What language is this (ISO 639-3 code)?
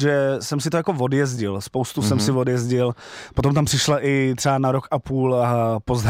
ces